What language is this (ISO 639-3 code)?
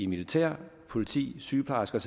dan